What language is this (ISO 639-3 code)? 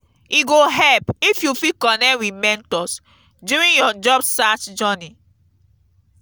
pcm